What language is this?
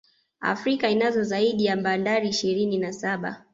Swahili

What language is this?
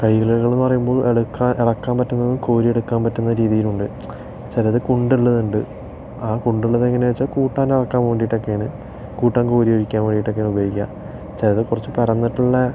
Malayalam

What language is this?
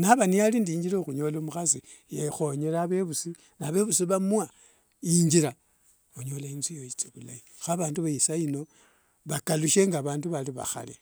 Wanga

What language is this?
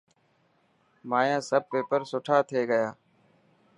Dhatki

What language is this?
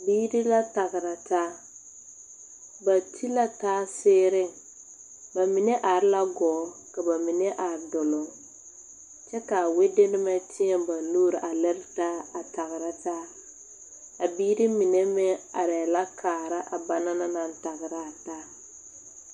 Southern Dagaare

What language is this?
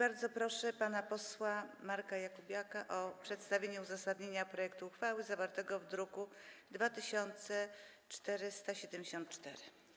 Polish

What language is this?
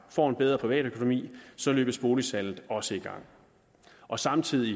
Danish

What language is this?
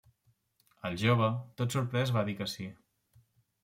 Catalan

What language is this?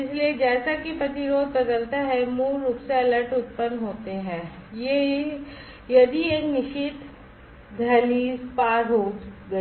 Hindi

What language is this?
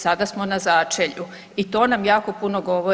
Croatian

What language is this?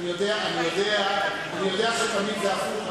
Hebrew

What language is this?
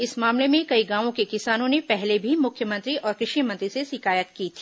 Hindi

